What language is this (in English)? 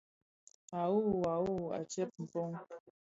Bafia